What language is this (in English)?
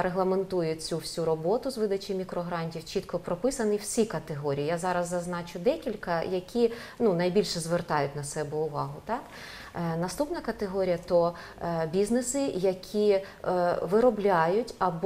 Ukrainian